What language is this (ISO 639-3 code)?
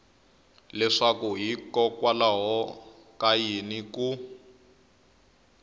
tso